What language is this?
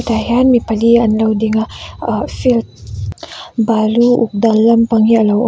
Mizo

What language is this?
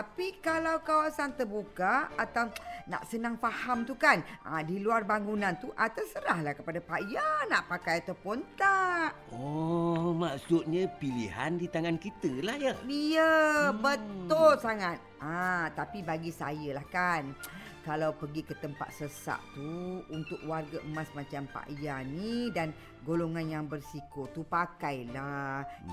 Malay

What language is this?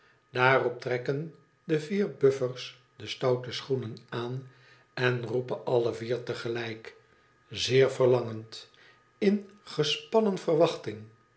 Dutch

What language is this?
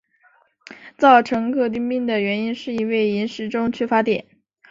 Chinese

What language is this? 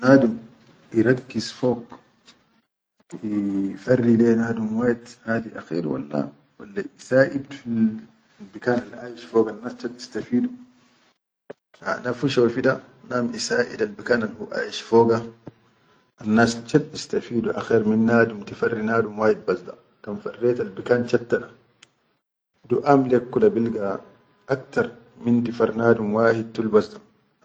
Chadian Arabic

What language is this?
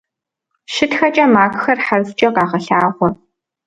Kabardian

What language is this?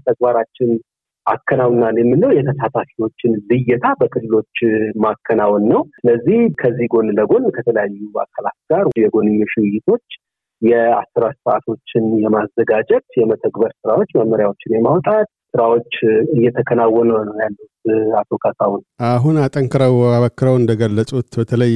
Amharic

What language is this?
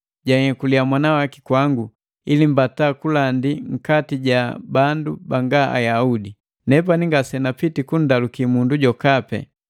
Matengo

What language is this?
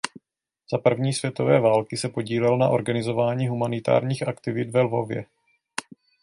Czech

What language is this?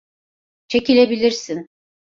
Turkish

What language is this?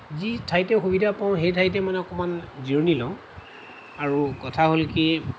Assamese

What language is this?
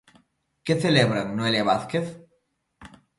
Galician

